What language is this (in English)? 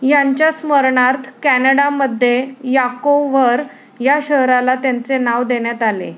Marathi